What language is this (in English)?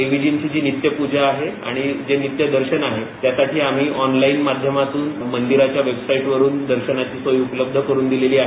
Marathi